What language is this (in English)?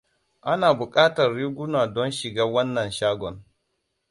Hausa